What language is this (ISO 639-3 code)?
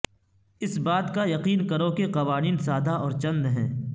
urd